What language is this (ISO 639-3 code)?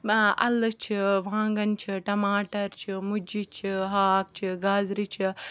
kas